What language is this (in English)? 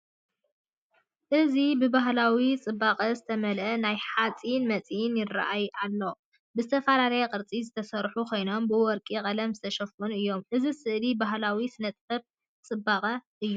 Tigrinya